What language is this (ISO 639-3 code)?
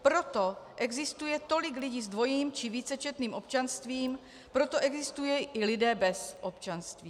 ces